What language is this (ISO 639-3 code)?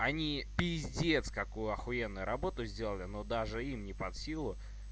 rus